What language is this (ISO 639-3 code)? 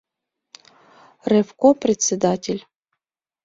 chm